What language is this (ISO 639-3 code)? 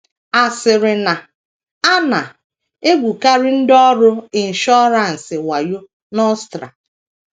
ibo